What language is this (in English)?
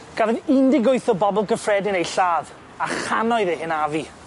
Welsh